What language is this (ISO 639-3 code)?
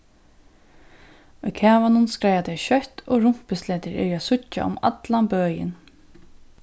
fao